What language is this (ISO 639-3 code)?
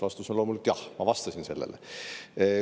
est